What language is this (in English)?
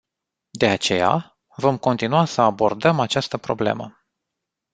Romanian